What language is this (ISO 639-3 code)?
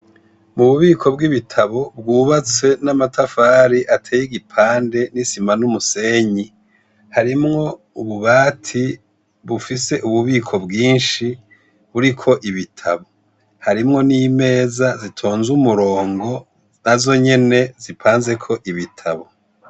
run